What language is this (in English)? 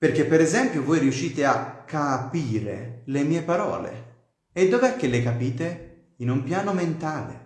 Italian